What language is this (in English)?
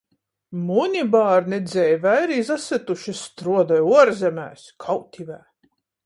Latgalian